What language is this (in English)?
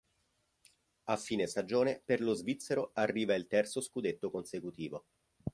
Italian